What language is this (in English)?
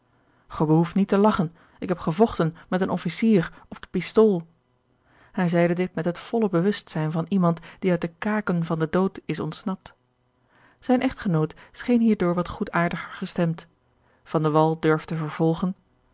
Dutch